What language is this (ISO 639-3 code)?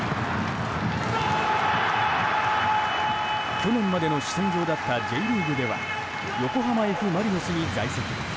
jpn